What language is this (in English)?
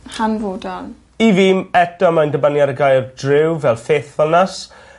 Welsh